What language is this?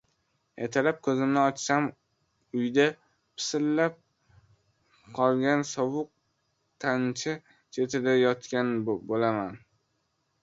Uzbek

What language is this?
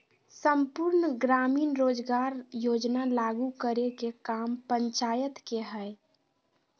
Magahi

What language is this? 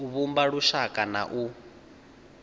Venda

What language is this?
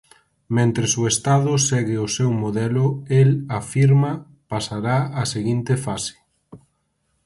Galician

